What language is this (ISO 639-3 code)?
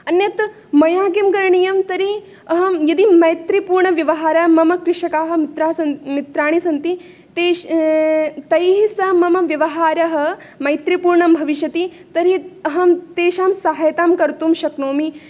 san